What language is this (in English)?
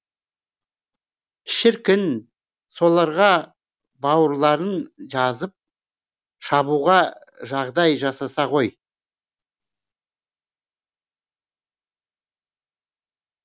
Kazakh